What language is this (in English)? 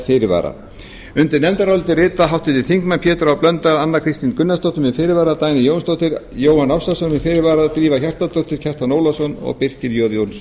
Icelandic